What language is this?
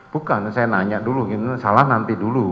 Indonesian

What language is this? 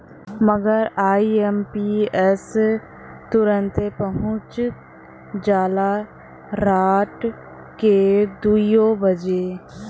Bhojpuri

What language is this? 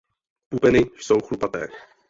Czech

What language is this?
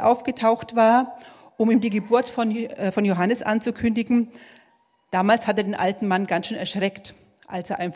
German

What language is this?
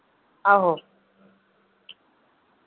Dogri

